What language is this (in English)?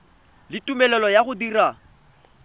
Tswana